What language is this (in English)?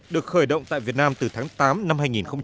Vietnamese